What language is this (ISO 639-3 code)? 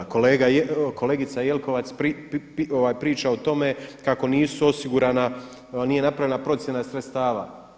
hrv